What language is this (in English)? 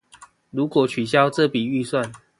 Chinese